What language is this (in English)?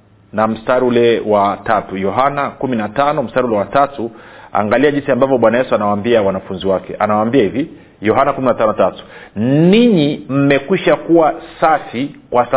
Swahili